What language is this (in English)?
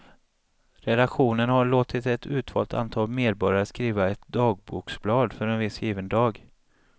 Swedish